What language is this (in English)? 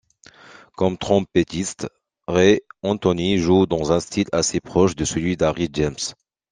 French